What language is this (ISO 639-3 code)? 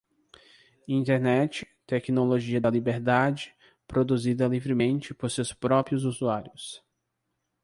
por